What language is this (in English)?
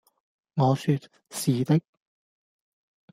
Cantonese